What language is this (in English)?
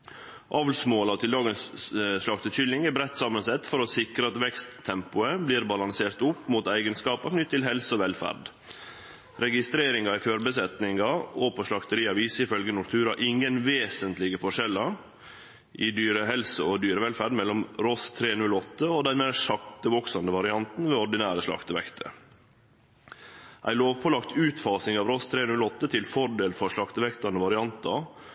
Norwegian Nynorsk